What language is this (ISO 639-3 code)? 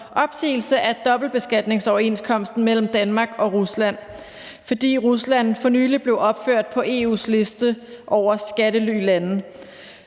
dan